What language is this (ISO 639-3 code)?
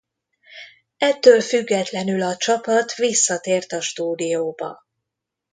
hun